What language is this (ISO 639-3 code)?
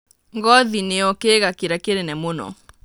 kik